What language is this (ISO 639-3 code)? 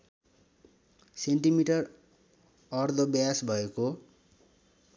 nep